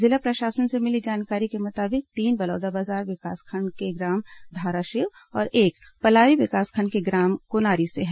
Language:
Hindi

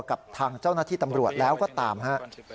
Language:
Thai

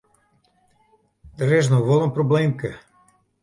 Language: Western Frisian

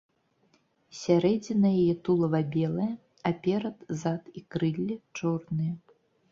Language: Belarusian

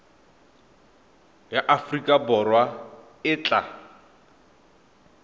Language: Tswana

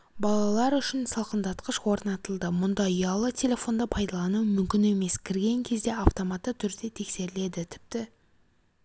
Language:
Kazakh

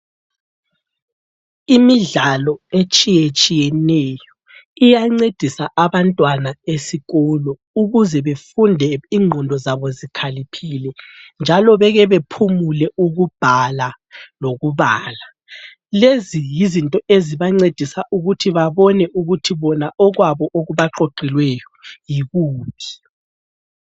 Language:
North Ndebele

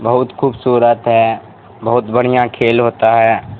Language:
Urdu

